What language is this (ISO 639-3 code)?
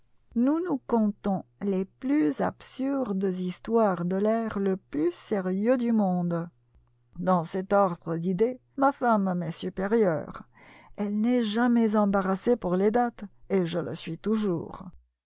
fra